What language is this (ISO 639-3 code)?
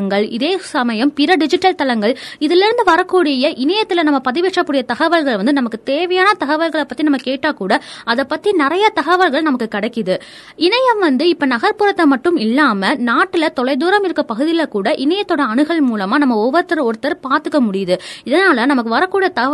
tam